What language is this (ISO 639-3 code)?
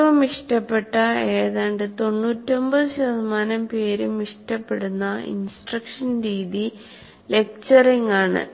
mal